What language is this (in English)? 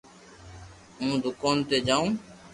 Loarki